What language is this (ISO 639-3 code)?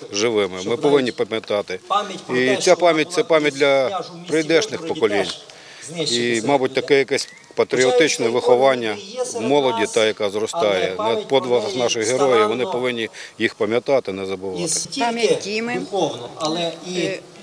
ukr